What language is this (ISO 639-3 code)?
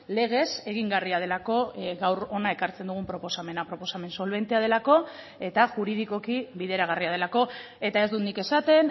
eus